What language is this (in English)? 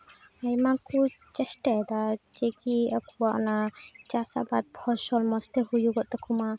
Santali